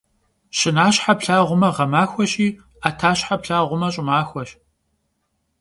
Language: Kabardian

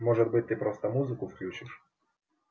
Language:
Russian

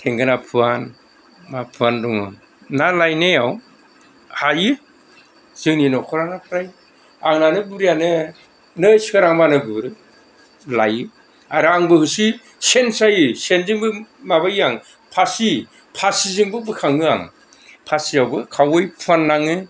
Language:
Bodo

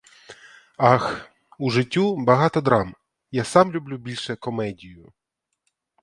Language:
Ukrainian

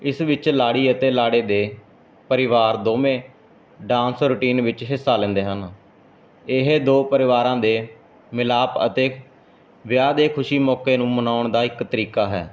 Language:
Punjabi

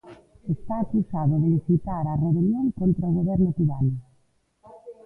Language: Galician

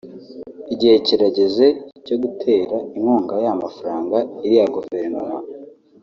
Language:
Kinyarwanda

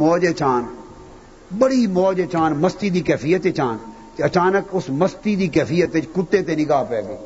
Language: Urdu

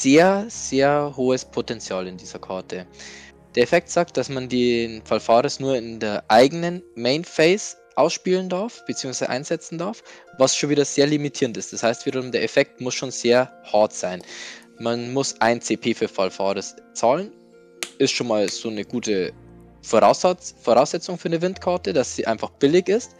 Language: German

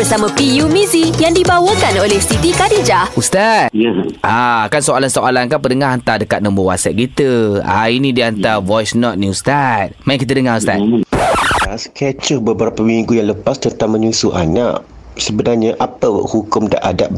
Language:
Malay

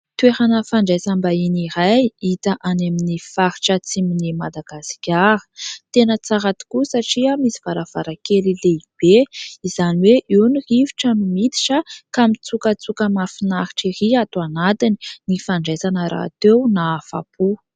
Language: Malagasy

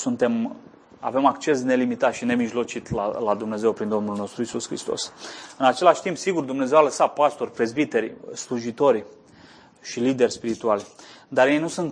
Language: Romanian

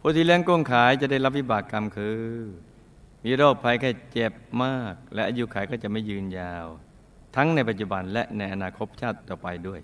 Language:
Thai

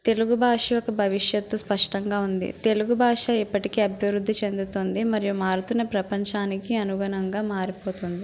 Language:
Telugu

